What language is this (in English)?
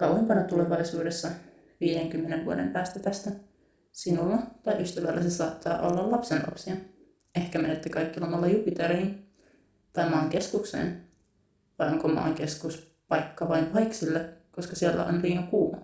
Finnish